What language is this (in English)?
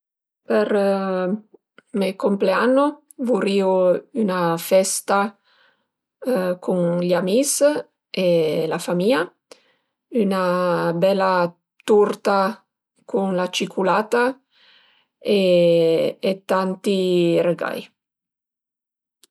Piedmontese